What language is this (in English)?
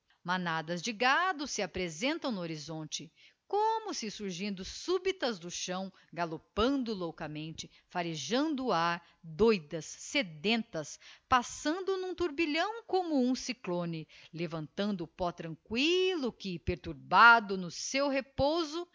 Portuguese